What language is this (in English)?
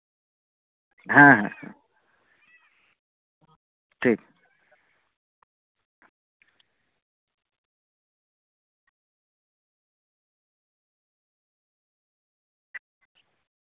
Santali